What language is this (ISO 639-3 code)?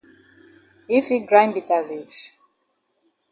wes